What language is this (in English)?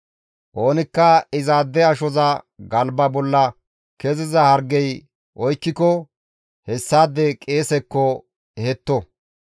Gamo